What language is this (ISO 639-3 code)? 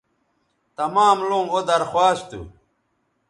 btv